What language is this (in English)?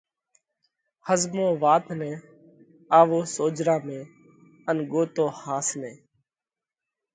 Parkari Koli